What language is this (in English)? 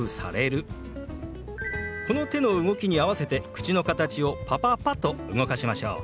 Japanese